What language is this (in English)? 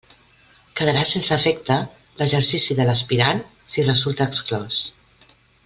Catalan